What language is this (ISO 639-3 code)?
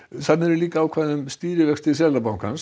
isl